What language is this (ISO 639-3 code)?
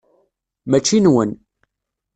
kab